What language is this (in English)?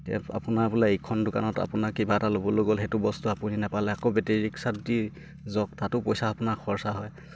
Assamese